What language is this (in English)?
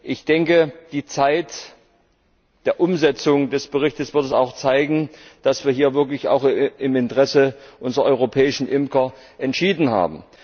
German